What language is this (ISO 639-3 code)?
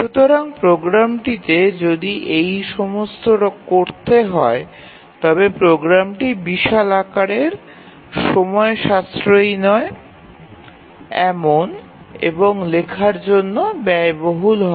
ben